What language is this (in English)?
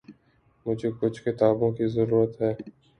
Urdu